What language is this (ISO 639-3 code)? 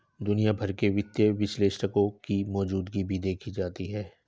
hin